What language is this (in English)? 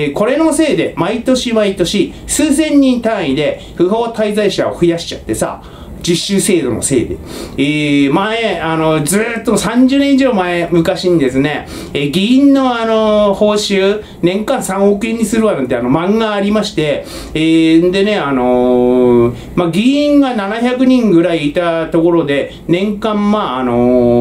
Japanese